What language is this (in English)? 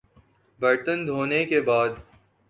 Urdu